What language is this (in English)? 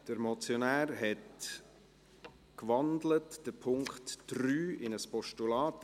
Swiss German